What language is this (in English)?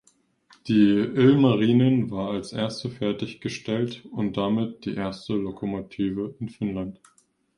German